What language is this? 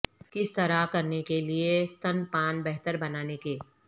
Urdu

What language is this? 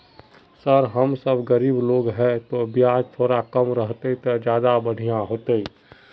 Magahi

